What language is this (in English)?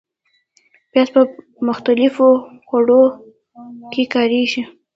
Pashto